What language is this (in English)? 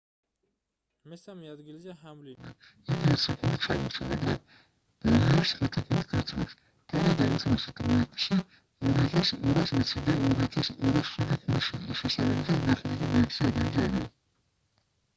Georgian